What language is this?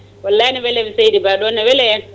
Fula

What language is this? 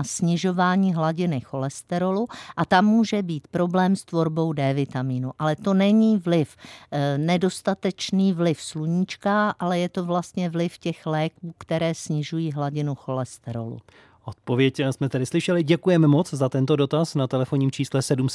Czech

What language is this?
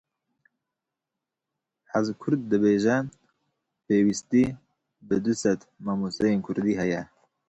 Kurdish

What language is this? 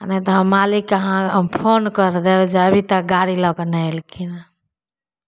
Maithili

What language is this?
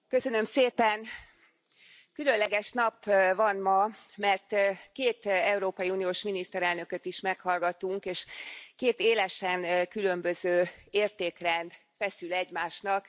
Hungarian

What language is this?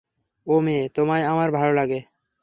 Bangla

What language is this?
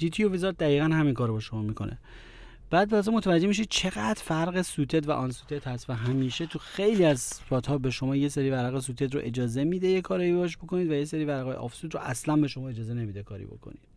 Persian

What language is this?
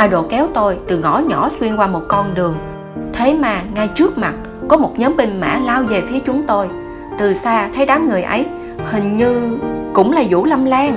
Vietnamese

